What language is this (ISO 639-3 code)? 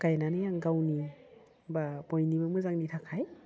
brx